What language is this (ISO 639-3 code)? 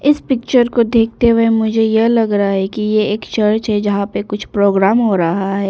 hin